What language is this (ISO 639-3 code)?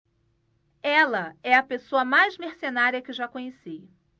por